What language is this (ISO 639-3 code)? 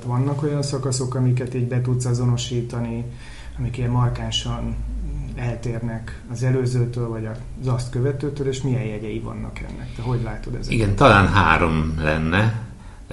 hun